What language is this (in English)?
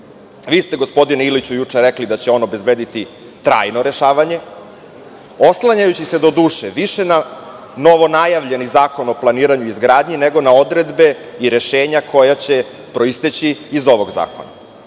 Serbian